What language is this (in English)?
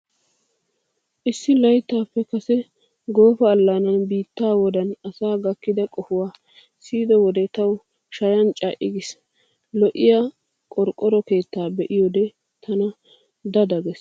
Wolaytta